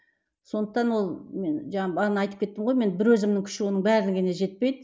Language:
Kazakh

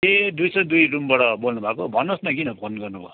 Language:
Nepali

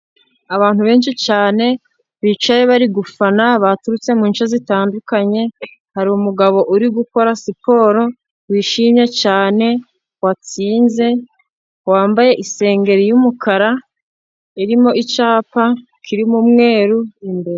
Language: Kinyarwanda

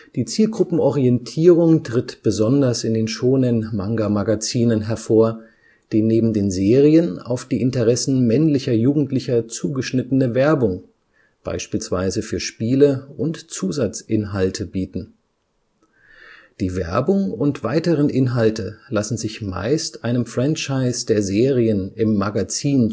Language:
German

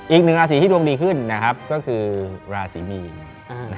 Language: Thai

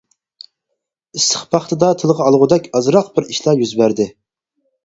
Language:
Uyghur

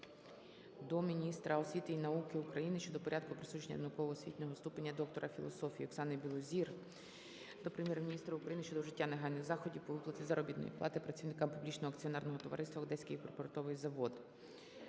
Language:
Ukrainian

